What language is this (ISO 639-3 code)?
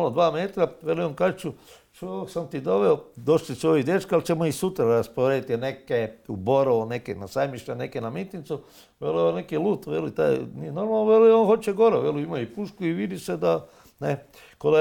hrv